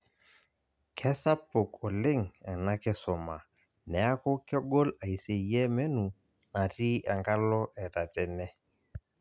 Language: Masai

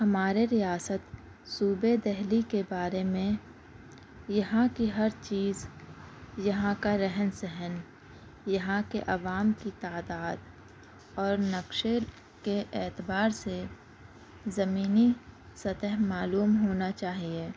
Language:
Urdu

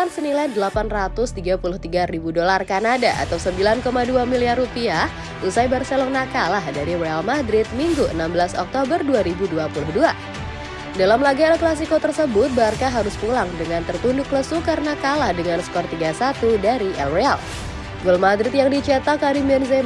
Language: Indonesian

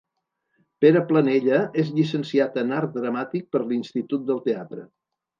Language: Catalan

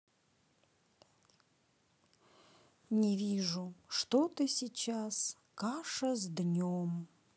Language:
Russian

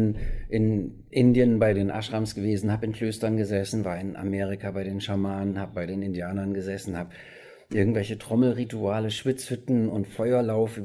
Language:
German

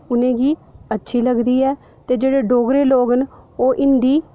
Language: Dogri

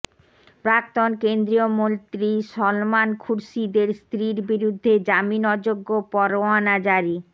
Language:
Bangla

